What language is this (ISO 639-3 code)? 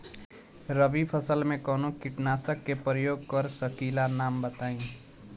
bho